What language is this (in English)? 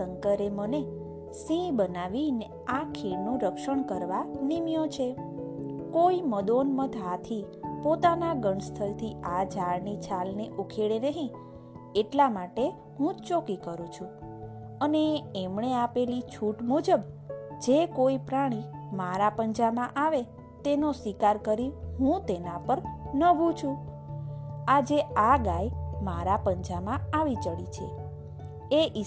Gujarati